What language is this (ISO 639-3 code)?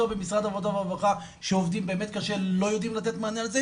heb